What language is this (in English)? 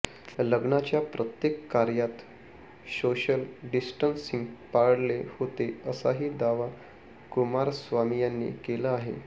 Marathi